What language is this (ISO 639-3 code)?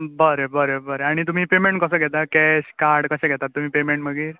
kok